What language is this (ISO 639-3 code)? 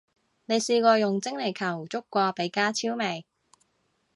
yue